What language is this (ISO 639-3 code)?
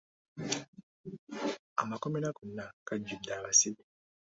lug